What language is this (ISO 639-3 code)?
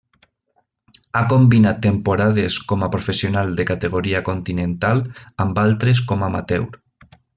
cat